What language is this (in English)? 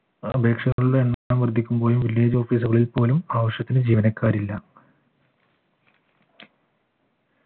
Malayalam